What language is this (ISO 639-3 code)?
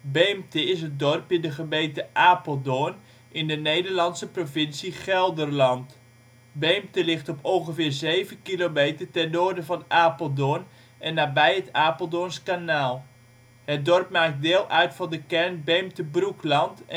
nld